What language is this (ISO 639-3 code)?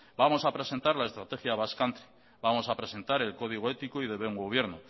spa